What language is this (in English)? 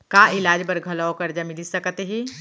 Chhattisgarhi